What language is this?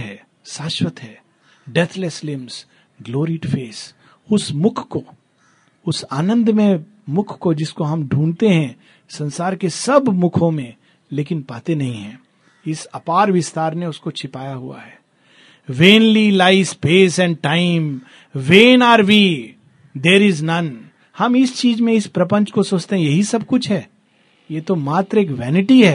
Hindi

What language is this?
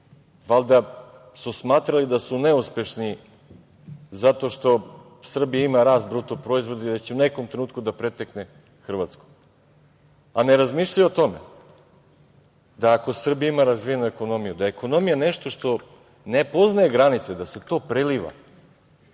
Serbian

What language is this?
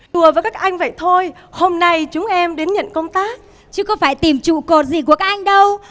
Vietnamese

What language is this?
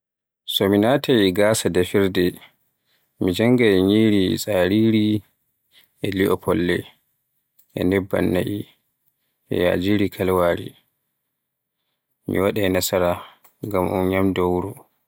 Borgu Fulfulde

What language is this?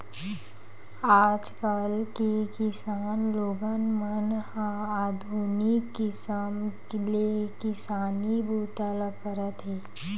Chhattisgarhi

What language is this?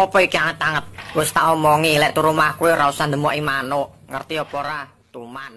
Indonesian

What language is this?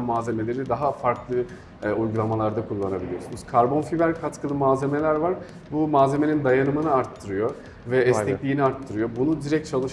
Turkish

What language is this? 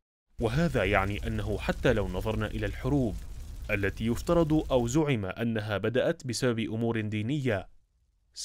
Arabic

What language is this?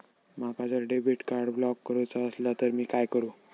Marathi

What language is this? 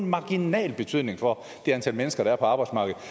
Danish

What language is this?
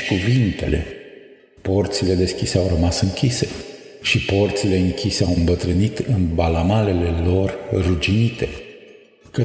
Romanian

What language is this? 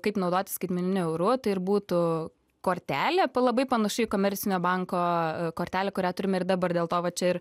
Lithuanian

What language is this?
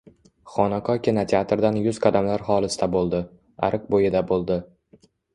Uzbek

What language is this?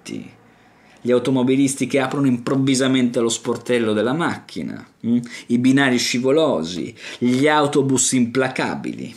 Italian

